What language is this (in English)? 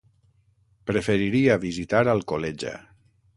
Catalan